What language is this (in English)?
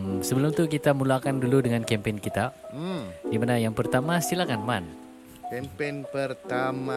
Malay